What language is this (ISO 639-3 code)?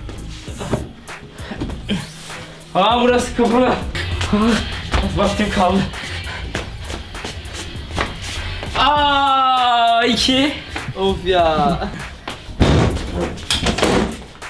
tur